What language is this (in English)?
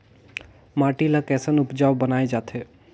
Chhattisgarhi